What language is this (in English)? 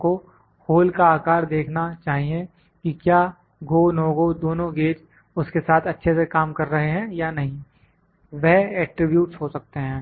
Hindi